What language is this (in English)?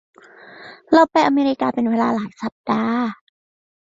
Thai